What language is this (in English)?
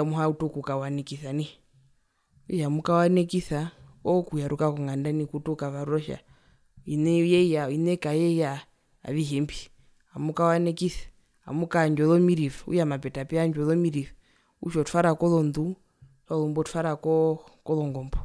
Herero